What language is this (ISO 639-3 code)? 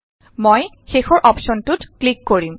asm